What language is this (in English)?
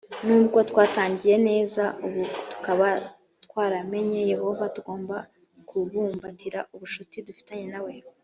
Kinyarwanda